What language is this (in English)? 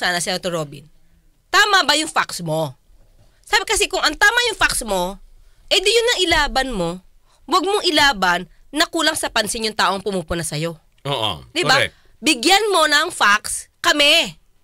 Filipino